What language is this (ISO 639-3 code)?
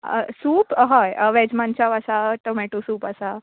kok